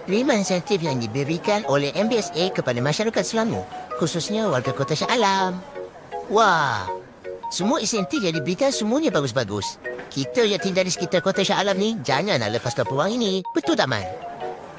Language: Malay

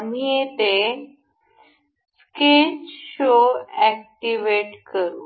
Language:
Marathi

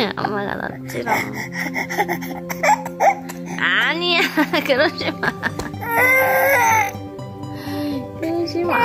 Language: Korean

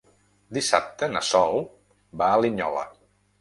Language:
Catalan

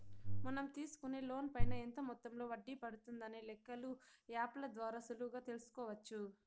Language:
Telugu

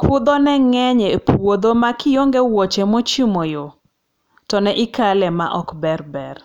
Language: Luo (Kenya and Tanzania)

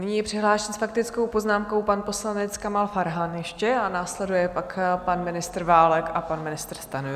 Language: Czech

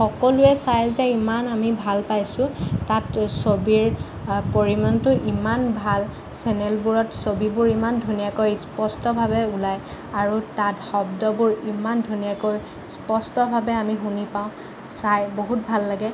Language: Assamese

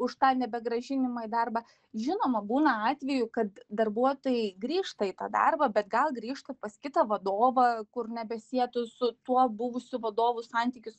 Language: Lithuanian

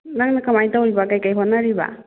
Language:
Manipuri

